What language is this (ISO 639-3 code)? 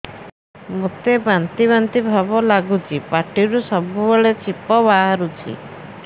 ori